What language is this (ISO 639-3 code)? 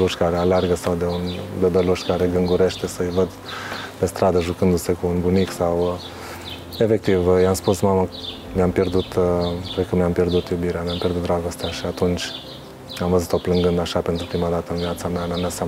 ron